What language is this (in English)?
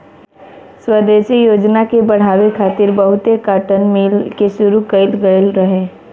Bhojpuri